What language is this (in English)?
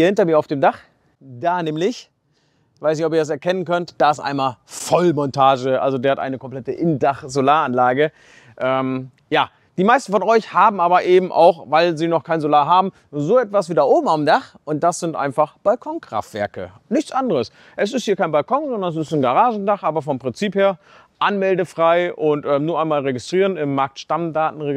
German